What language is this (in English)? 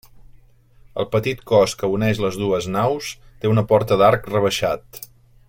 Catalan